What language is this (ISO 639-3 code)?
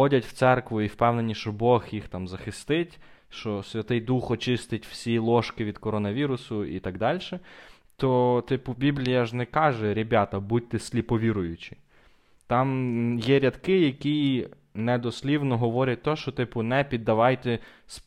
ukr